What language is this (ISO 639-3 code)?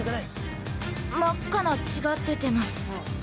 jpn